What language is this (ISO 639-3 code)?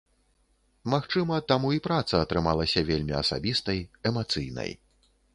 bel